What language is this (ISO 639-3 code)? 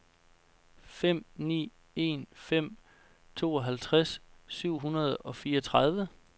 dan